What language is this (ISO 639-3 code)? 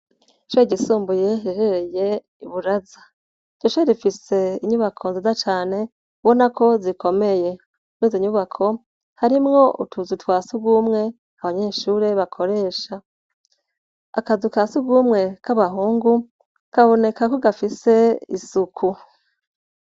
run